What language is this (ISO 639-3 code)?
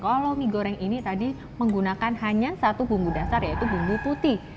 ind